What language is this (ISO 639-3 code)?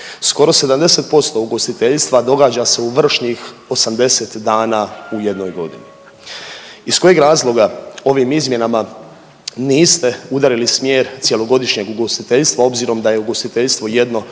hrv